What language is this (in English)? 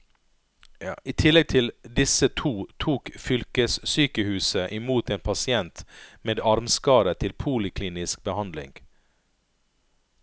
Norwegian